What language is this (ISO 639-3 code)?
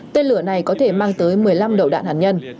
vie